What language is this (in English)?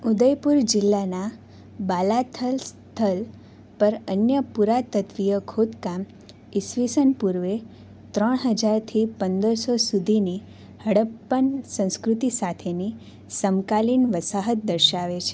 Gujarati